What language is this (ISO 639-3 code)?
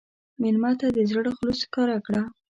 pus